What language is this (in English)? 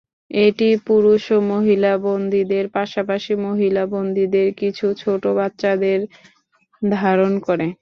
Bangla